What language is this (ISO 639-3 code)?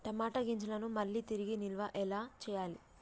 tel